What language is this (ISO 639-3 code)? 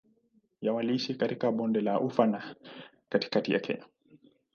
swa